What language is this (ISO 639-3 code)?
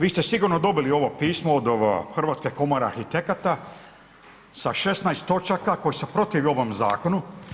hrv